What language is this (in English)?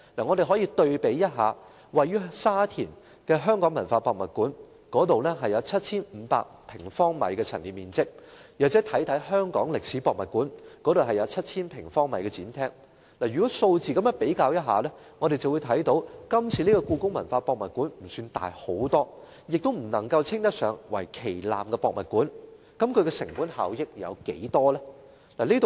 Cantonese